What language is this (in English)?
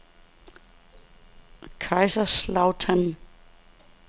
Danish